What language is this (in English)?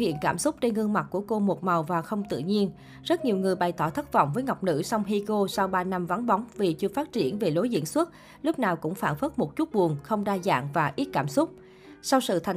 Vietnamese